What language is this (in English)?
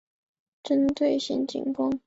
Chinese